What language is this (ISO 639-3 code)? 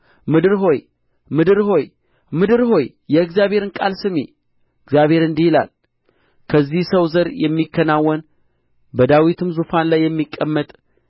amh